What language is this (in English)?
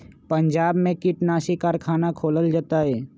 Magahi